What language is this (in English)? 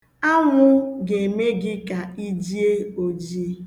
Igbo